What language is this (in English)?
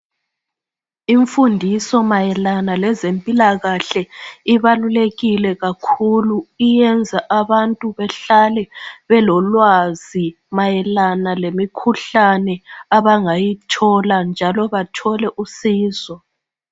North Ndebele